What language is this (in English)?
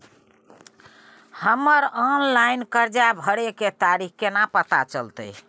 Maithili